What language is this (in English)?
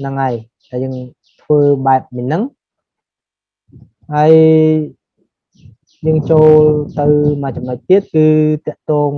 Vietnamese